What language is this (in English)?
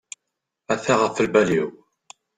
Kabyle